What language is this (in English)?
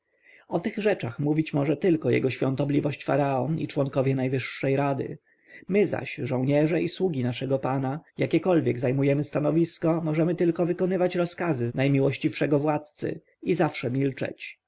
Polish